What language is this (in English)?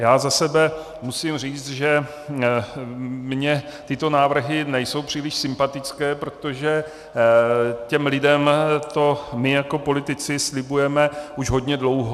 Czech